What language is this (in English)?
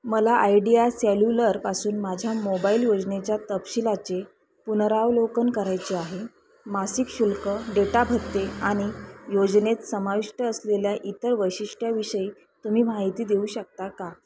Marathi